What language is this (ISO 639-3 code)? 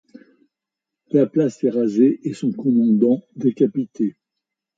fra